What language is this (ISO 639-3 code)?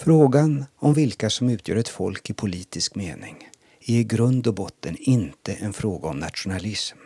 swe